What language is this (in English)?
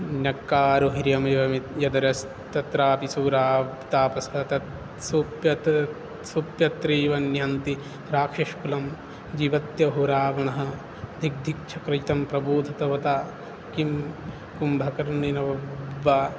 Sanskrit